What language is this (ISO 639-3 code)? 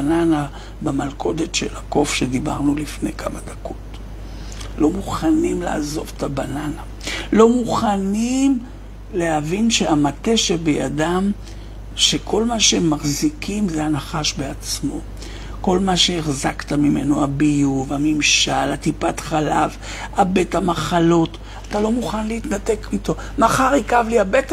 heb